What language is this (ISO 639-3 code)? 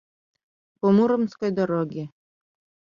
chm